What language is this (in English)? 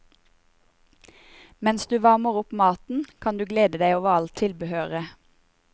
Norwegian